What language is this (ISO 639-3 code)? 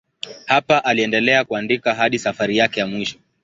swa